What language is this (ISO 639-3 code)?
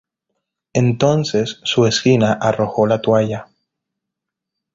spa